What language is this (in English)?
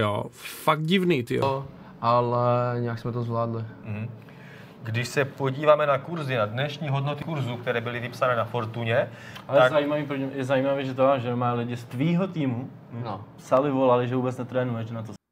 Czech